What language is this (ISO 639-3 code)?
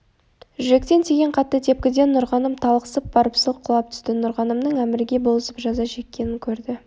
kaz